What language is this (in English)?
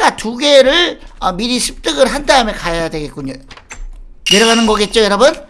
Korean